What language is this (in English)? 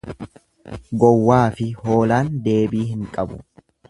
Oromo